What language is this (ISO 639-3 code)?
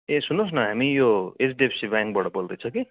nep